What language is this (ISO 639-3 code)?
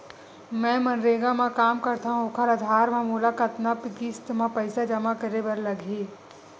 hne